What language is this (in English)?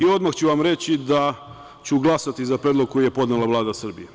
Serbian